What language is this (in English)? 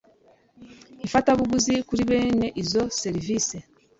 Kinyarwanda